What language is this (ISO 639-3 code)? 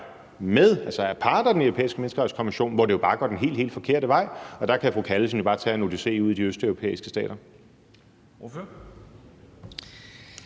dan